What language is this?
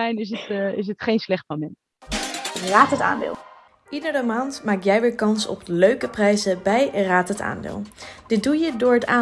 Dutch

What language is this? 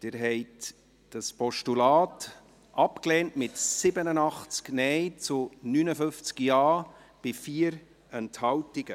Swiss German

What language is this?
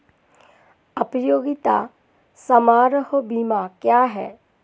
Hindi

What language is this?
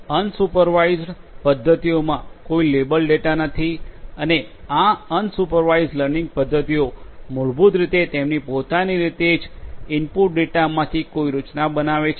Gujarati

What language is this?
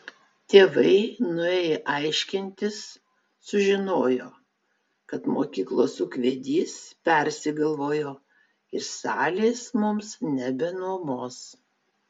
Lithuanian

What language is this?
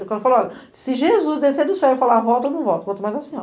Portuguese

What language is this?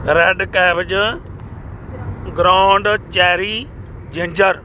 Punjabi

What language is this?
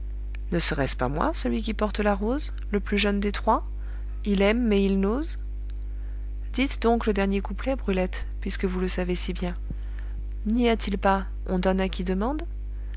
French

